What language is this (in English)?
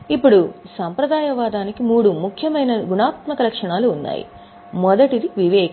Telugu